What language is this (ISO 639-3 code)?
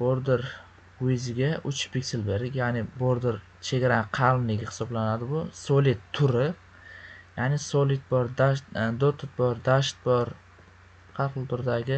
uzb